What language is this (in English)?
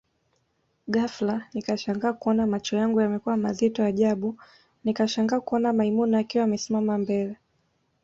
Swahili